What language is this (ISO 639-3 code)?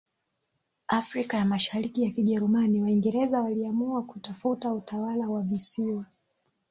swa